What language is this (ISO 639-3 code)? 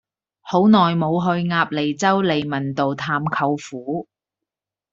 yue